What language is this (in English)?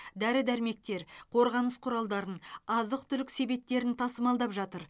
Kazakh